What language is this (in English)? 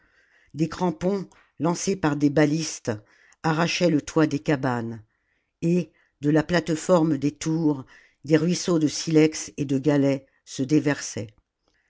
French